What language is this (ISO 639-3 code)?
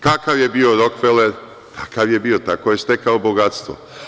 srp